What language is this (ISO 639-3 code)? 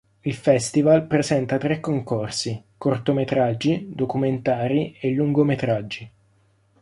ita